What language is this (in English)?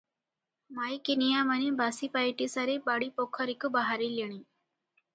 Odia